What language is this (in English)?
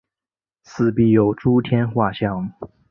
Chinese